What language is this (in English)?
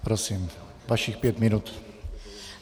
Czech